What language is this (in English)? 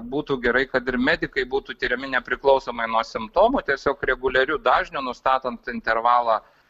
Lithuanian